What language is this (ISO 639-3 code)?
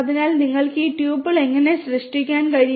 mal